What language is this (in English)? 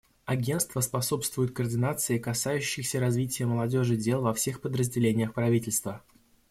Russian